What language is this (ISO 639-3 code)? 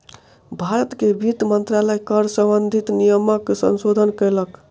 mai